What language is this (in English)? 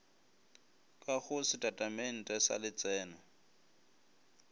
Northern Sotho